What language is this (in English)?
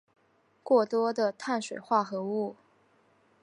Chinese